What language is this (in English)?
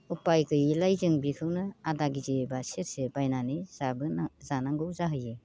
Bodo